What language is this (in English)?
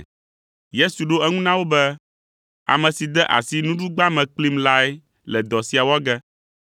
Ewe